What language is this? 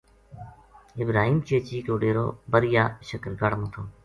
Gujari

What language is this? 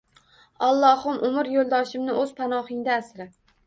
Uzbek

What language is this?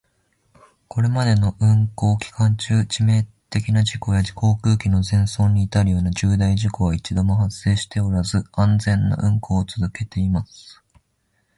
Japanese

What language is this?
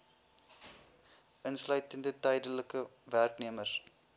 Afrikaans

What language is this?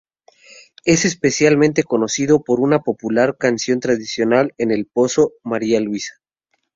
Spanish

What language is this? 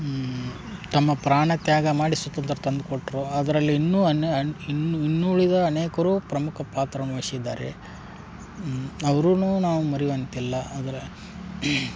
Kannada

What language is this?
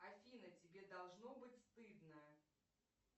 Russian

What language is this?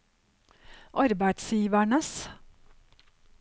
Norwegian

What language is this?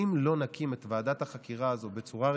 Hebrew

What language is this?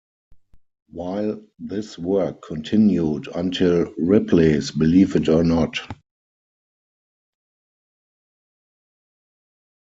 English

